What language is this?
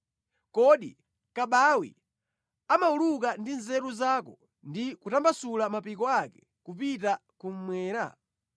Nyanja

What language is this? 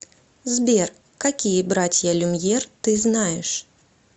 Russian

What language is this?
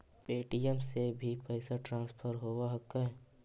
Magahi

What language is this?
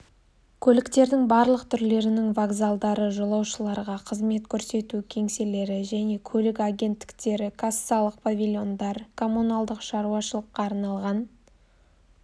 Kazakh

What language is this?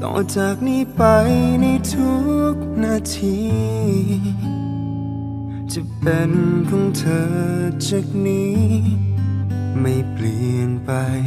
Thai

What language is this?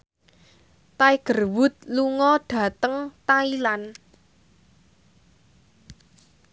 Javanese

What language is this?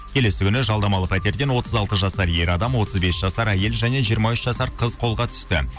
Kazakh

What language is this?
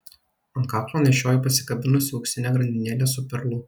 Lithuanian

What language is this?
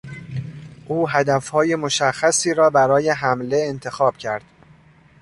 Persian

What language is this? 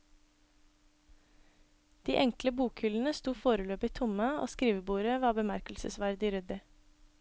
Norwegian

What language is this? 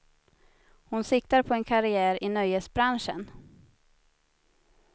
Swedish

